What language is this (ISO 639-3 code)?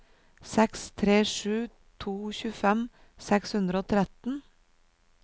nor